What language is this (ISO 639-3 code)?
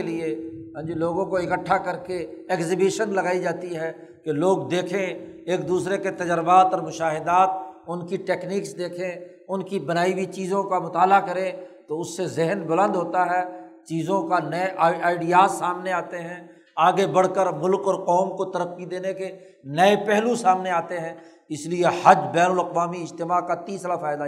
urd